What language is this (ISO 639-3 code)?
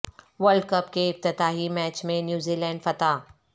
urd